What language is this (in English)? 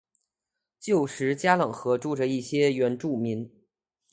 Chinese